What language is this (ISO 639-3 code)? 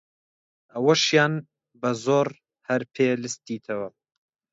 ckb